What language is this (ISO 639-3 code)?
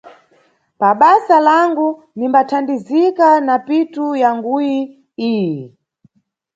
nyu